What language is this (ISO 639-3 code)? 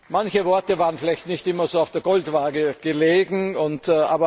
deu